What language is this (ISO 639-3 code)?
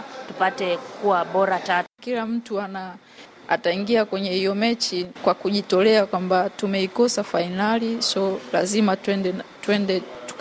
swa